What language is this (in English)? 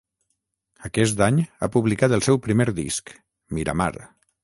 Catalan